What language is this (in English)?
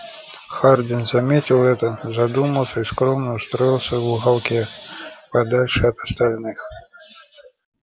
Russian